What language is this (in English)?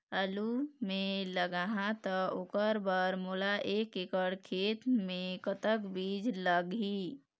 Chhattisgarhi